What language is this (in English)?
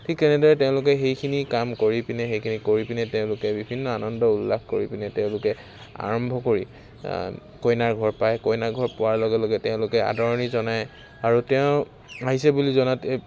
Assamese